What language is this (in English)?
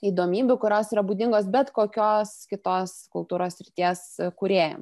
Lithuanian